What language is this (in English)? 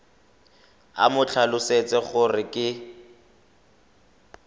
Tswana